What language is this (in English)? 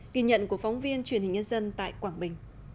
Vietnamese